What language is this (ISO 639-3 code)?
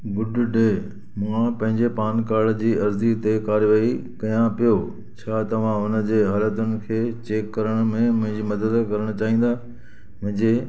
snd